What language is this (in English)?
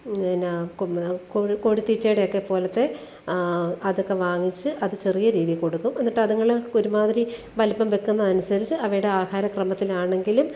Malayalam